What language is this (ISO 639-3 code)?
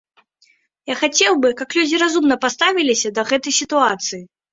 bel